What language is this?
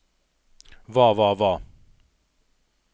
Norwegian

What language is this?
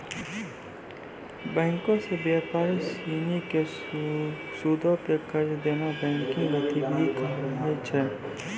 Maithili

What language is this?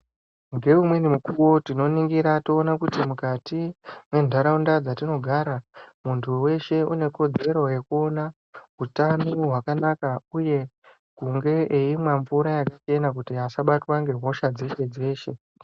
Ndau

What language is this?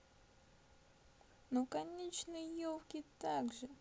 Russian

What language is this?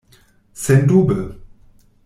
Esperanto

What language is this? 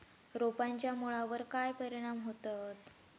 Marathi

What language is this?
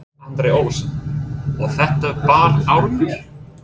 Icelandic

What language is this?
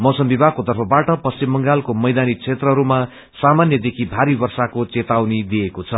Nepali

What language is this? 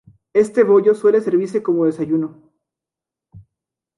Spanish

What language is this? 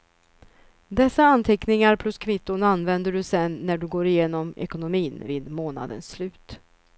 Swedish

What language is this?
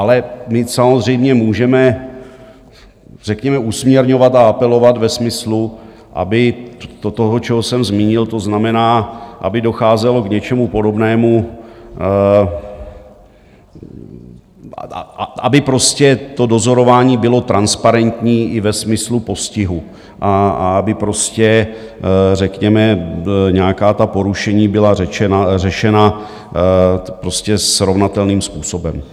Czech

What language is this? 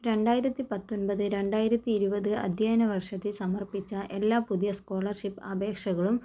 Malayalam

